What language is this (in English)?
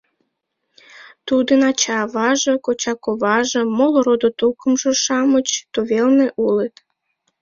Mari